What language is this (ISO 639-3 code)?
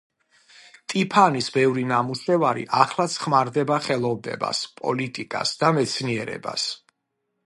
kat